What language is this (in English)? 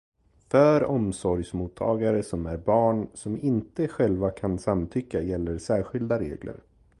Swedish